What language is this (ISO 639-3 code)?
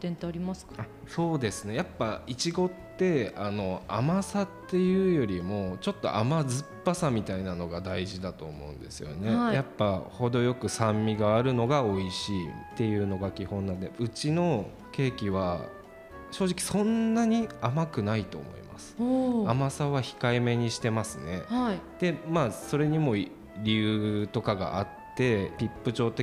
jpn